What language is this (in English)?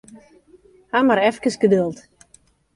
Western Frisian